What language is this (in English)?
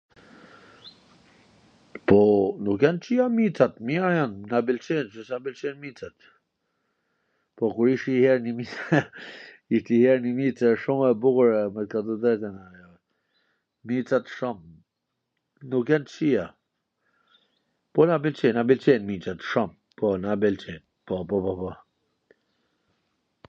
Gheg Albanian